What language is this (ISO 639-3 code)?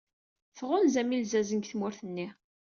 kab